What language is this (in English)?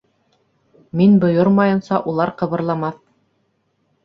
Bashkir